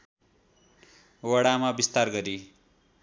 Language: Nepali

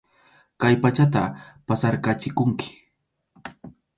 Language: Arequipa-La Unión Quechua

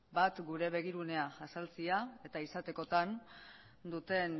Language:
Basque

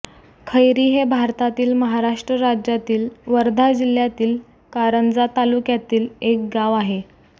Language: Marathi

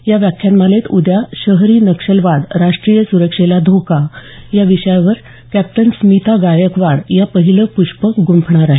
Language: Marathi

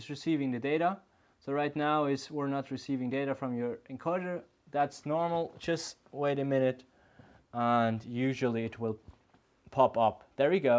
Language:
English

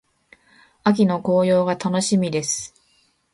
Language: Japanese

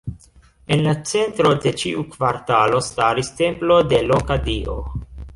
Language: Esperanto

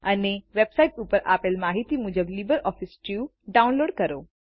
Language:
Gujarati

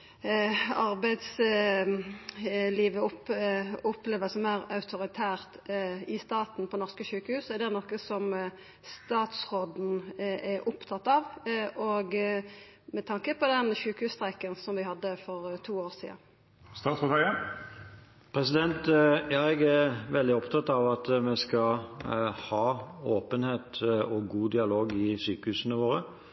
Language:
Norwegian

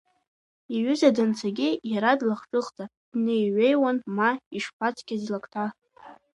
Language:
Abkhazian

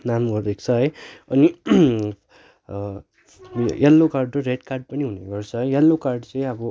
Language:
Nepali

